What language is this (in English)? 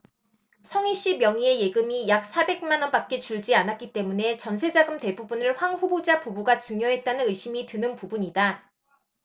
Korean